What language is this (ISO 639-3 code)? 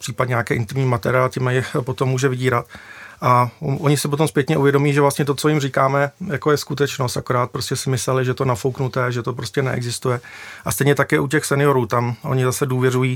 ces